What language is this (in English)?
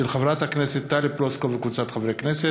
Hebrew